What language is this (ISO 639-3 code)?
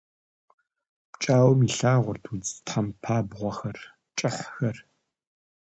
kbd